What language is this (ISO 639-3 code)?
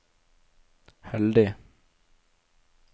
nor